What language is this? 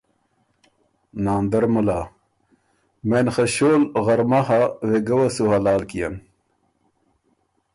Ormuri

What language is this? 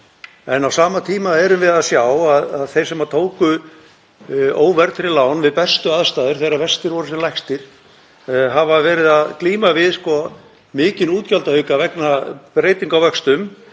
Icelandic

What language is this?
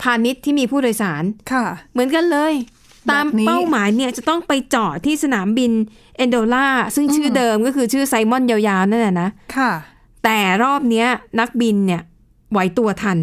Thai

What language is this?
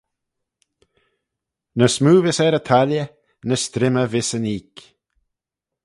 Manx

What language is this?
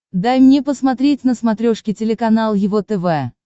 Russian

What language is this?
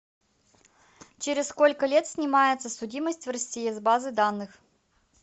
Russian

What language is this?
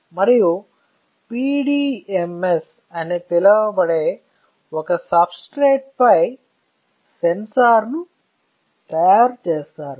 Telugu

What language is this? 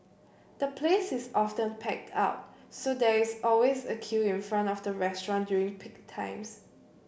English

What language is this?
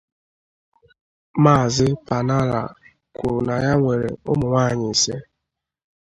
Igbo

